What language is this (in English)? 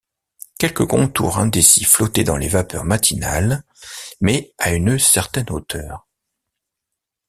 French